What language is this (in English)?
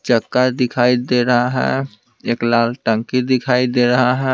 Hindi